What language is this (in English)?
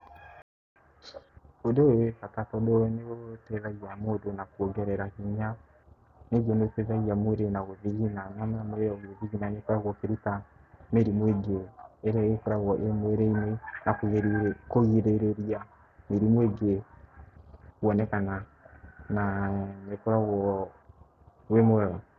Kikuyu